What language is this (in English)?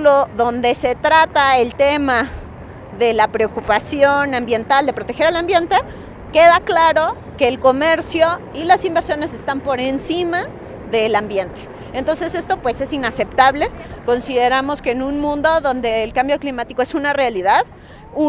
Spanish